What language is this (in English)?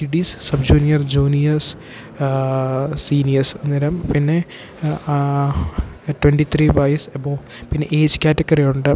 Malayalam